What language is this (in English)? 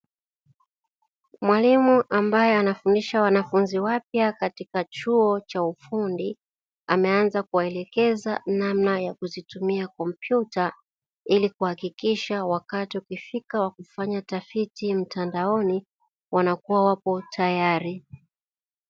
Swahili